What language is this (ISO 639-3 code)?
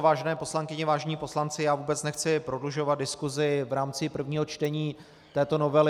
ces